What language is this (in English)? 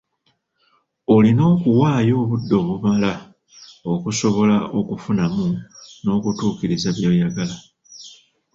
Ganda